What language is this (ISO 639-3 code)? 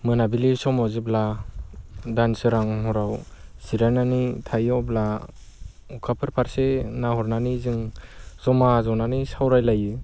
brx